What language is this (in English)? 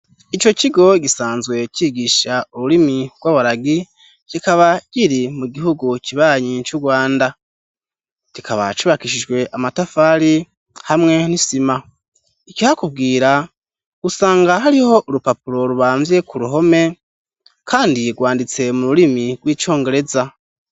Rundi